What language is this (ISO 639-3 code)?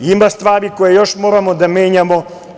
srp